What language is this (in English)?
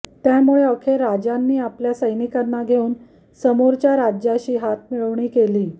Marathi